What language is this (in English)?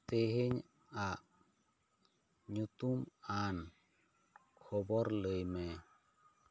Santali